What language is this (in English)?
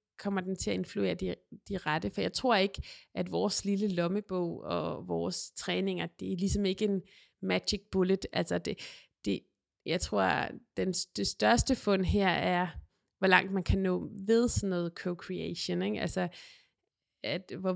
Danish